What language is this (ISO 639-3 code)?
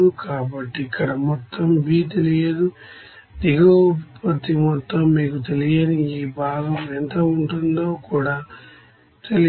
tel